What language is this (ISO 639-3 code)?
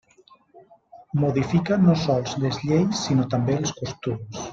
cat